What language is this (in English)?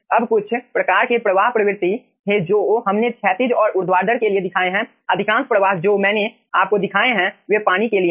Hindi